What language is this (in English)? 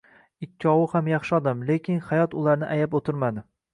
Uzbek